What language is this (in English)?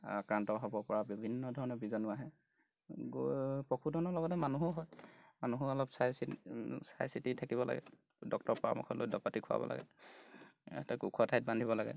Assamese